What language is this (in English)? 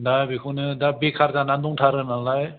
Bodo